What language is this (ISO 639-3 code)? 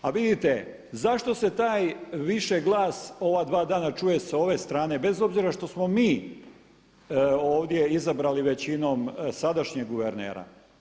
hrv